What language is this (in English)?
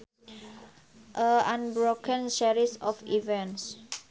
Sundanese